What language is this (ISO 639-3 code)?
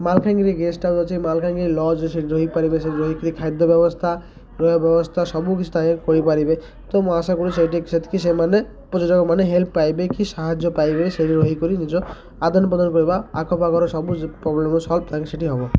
ori